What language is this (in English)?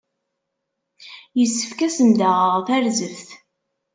Kabyle